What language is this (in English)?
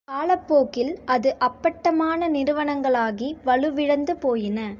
Tamil